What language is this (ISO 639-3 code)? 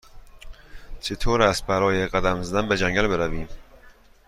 fas